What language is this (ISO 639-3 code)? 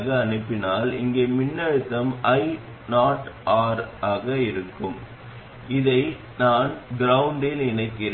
tam